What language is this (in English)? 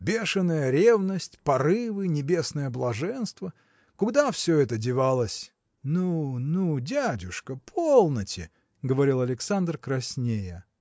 Russian